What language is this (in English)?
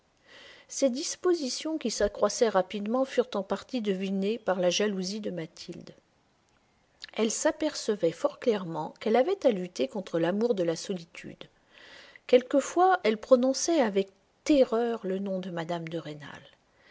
French